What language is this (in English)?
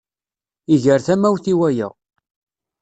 Kabyle